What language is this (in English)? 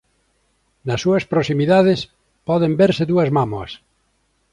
Galician